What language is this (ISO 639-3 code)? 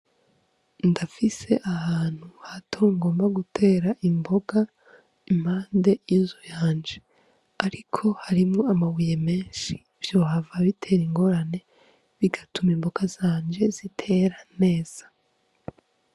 run